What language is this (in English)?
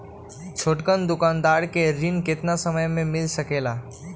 Magahi